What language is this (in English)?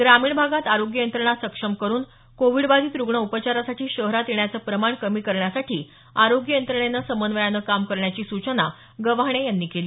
Marathi